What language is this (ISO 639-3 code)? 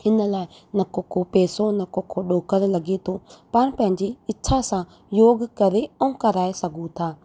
snd